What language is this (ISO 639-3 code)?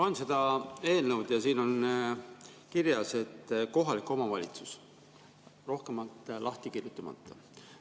est